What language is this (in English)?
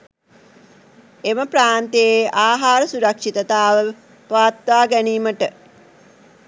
Sinhala